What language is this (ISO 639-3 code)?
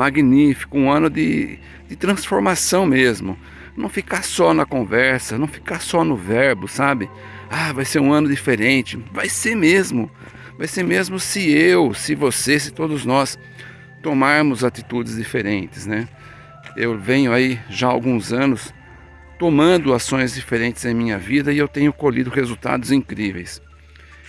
por